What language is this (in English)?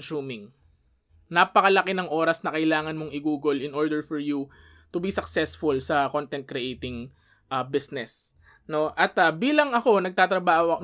Filipino